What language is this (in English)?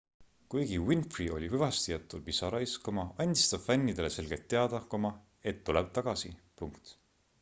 Estonian